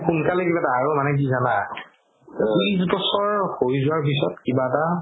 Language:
Assamese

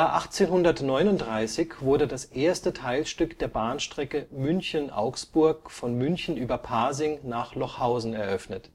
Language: German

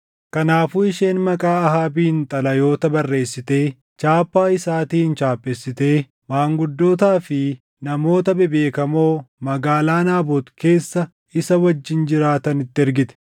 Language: Oromo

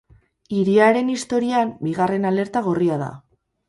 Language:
Basque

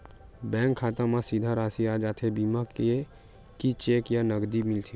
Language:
Chhattisgarhi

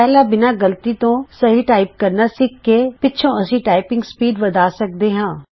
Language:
Punjabi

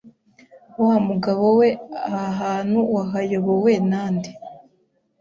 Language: Kinyarwanda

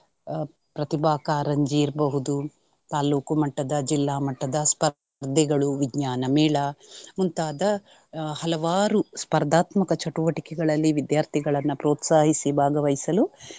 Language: Kannada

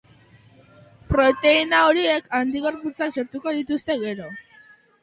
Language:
Basque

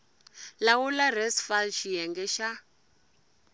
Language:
Tsonga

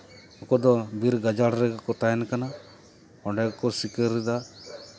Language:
Santali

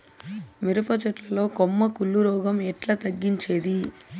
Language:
Telugu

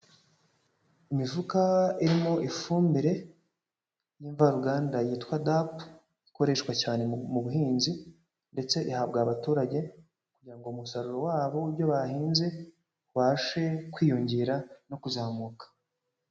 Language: Kinyarwanda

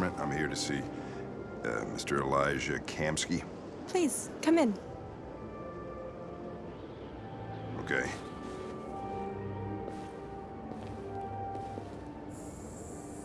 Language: English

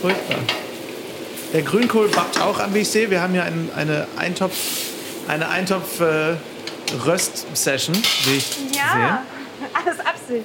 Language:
German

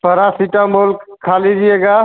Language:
Hindi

